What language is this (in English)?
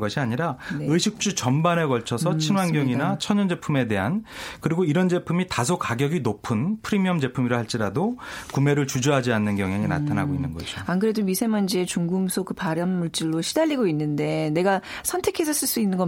Korean